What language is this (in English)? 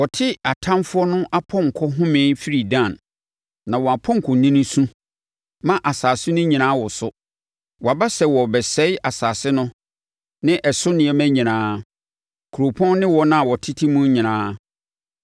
Akan